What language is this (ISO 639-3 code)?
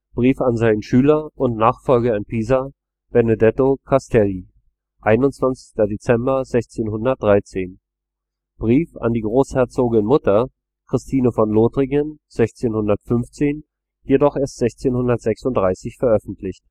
deu